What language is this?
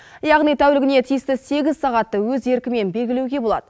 Kazakh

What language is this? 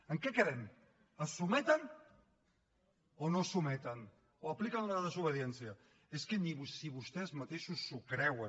Catalan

